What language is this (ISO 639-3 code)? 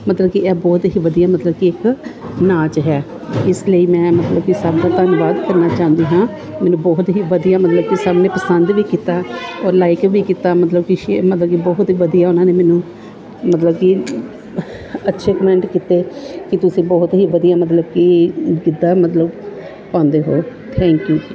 pan